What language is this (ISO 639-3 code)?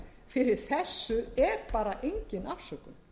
isl